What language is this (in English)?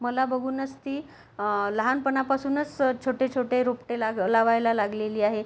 Marathi